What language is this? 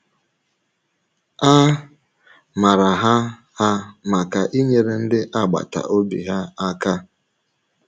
Igbo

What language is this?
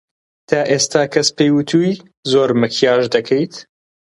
Central Kurdish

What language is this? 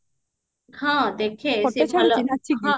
Odia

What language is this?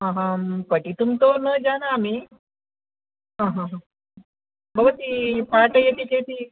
Sanskrit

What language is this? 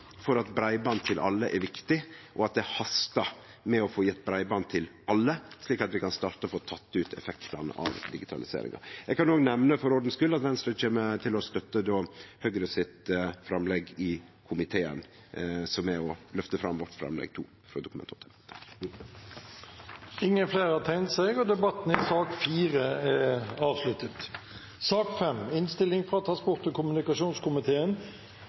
Norwegian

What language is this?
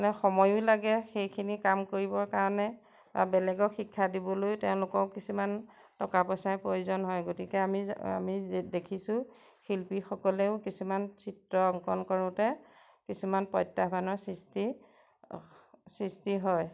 Assamese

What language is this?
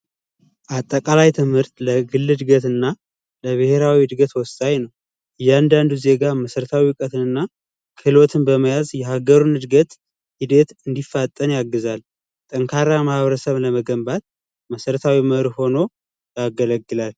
Amharic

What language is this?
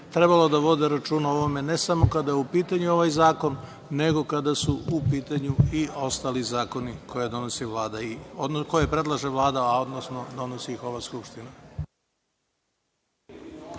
Serbian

